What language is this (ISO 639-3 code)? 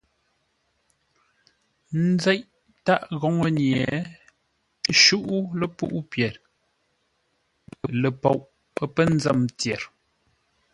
nla